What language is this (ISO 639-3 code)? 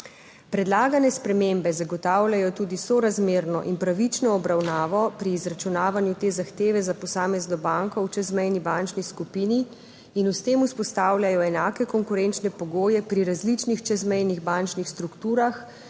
slv